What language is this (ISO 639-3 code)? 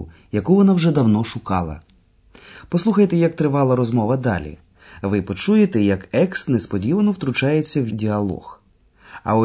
ukr